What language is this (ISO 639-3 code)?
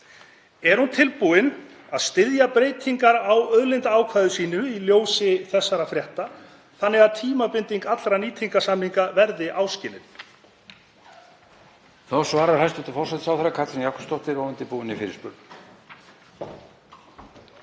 isl